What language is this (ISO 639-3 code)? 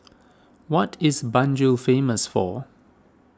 eng